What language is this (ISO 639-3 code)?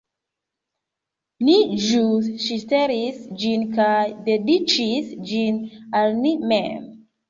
epo